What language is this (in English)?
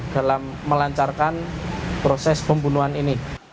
Indonesian